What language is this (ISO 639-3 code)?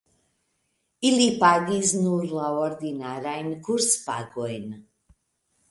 epo